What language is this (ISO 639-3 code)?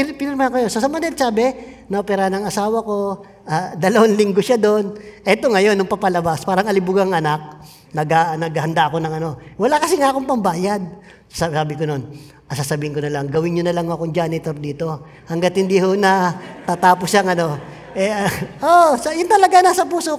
fil